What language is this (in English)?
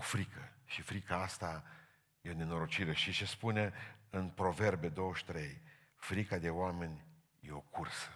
Romanian